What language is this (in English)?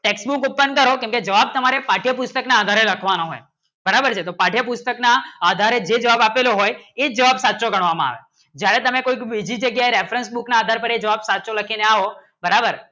Gujarati